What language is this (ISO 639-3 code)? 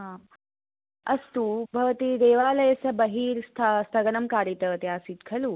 san